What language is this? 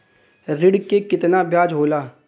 Bhojpuri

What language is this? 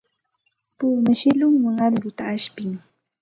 Santa Ana de Tusi Pasco Quechua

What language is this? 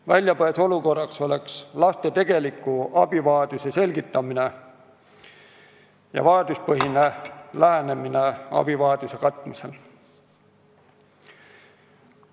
Estonian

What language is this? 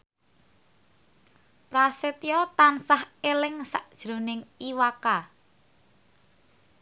Javanese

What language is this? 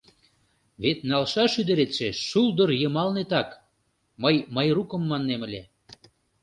Mari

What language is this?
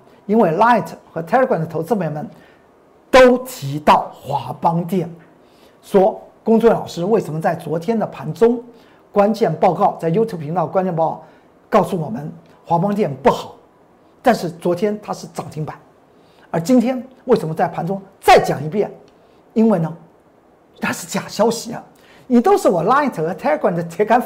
Chinese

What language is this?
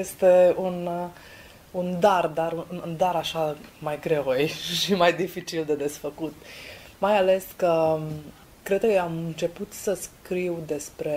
Romanian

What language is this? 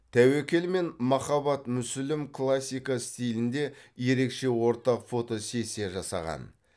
Kazakh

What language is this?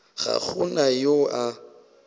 Northern Sotho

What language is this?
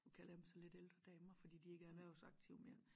Danish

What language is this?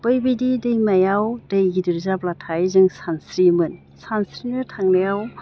Bodo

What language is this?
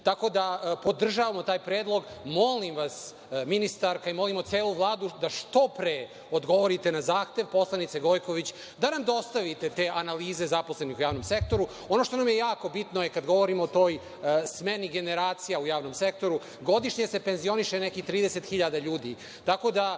Serbian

